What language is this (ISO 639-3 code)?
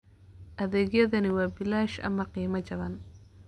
som